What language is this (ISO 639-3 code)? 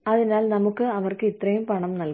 mal